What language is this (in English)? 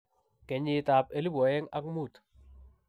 Kalenjin